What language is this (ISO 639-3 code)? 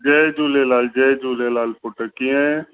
snd